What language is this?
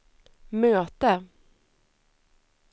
Swedish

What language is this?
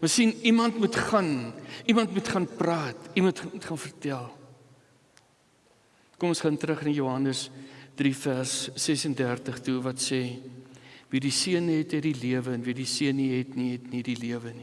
Dutch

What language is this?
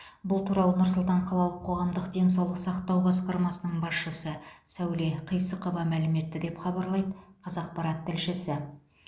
Kazakh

